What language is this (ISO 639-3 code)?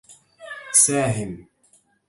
ara